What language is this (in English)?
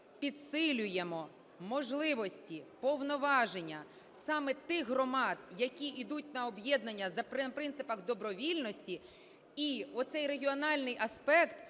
Ukrainian